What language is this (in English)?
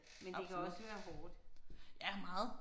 Danish